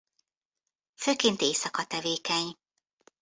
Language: Hungarian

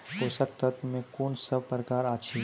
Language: Maithili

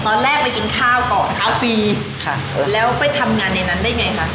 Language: Thai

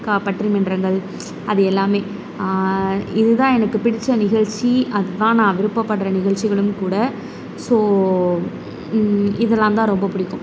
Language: Tamil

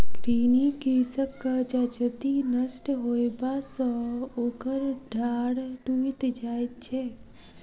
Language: Maithili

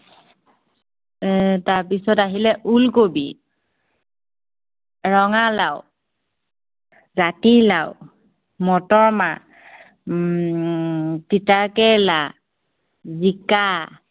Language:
Assamese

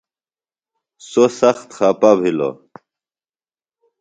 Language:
Phalura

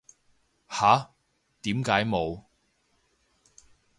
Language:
Cantonese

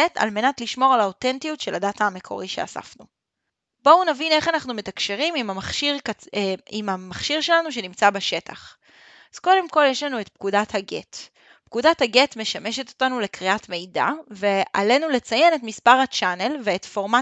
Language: Hebrew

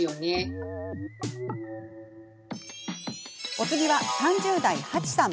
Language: Japanese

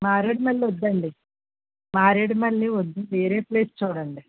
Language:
Telugu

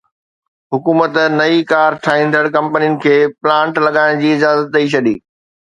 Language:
Sindhi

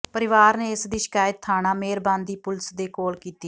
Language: Punjabi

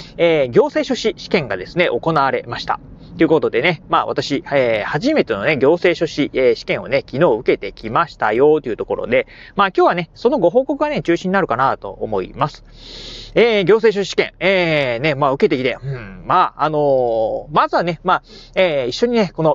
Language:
Japanese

